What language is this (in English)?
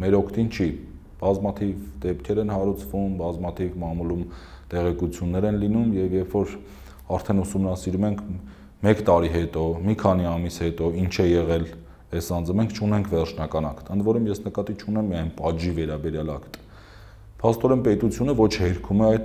Romanian